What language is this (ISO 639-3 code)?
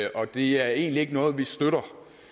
dan